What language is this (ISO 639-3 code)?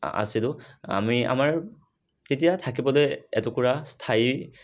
asm